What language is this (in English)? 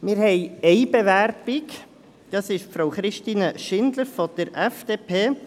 Swiss German